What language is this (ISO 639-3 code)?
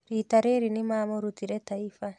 kik